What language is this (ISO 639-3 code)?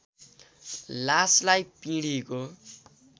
nep